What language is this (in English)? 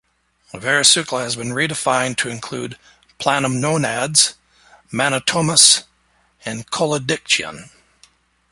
English